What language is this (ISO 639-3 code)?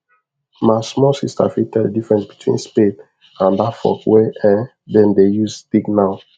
pcm